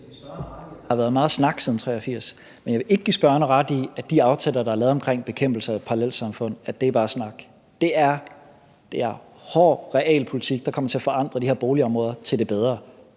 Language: Danish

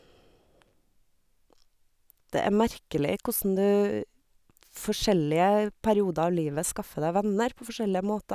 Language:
Norwegian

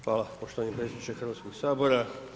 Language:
Croatian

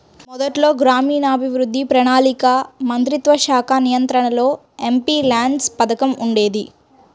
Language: Telugu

